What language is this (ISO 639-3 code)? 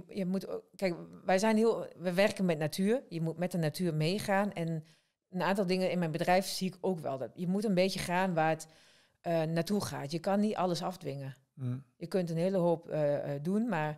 nld